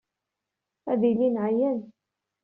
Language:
Kabyle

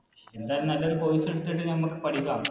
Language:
Malayalam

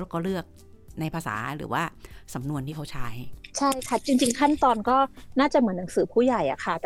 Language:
Thai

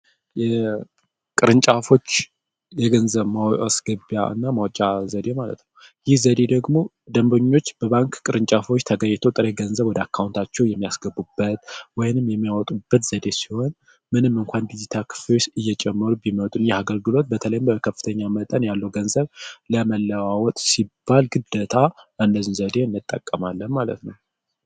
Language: Amharic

